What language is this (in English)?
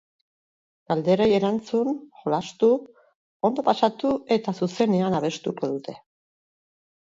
Basque